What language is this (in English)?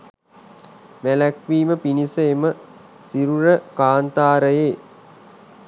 Sinhala